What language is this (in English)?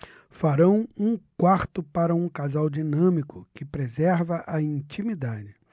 Portuguese